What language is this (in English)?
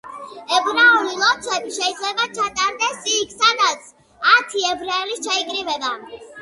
Georgian